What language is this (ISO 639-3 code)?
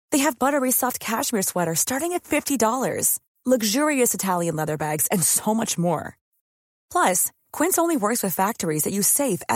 swe